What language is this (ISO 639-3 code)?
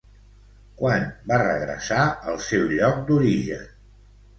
cat